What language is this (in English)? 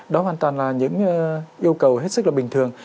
Vietnamese